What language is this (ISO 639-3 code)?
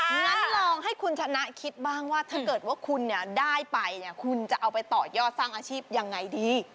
tha